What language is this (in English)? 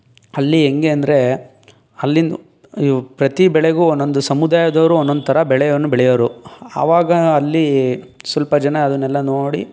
Kannada